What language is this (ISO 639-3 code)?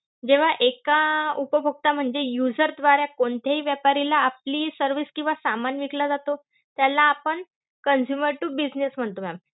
mar